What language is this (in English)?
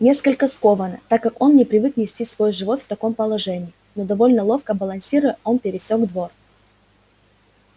Russian